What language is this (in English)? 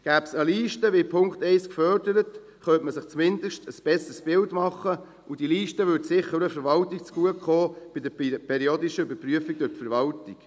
Swiss German